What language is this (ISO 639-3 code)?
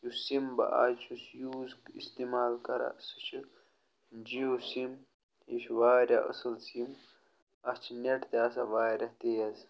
kas